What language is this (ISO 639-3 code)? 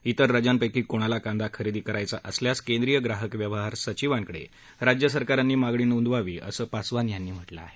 mar